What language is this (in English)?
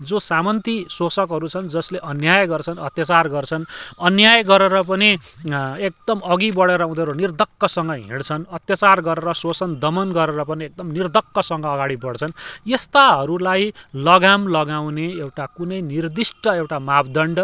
Nepali